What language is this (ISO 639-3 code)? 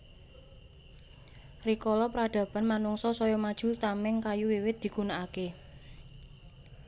jav